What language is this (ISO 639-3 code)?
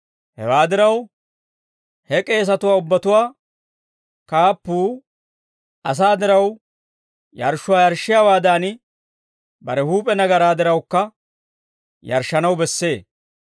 dwr